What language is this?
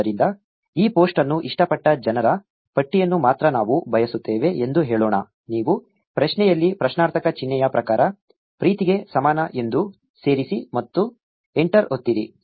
Kannada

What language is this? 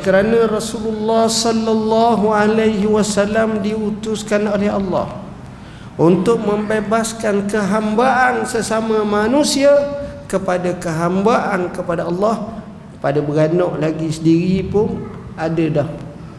Malay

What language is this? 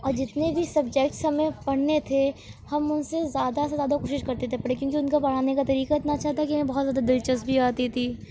Urdu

